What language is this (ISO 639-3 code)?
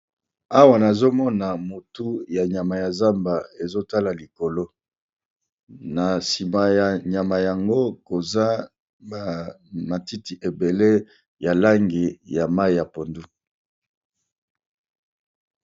lin